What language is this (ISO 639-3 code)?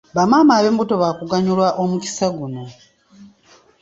lug